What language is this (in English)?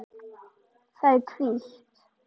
Icelandic